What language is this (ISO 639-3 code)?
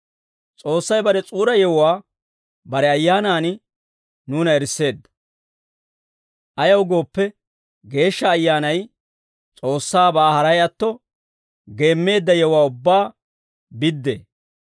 dwr